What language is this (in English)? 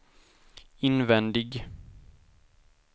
Swedish